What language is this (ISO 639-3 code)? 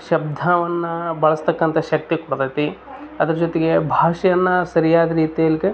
kan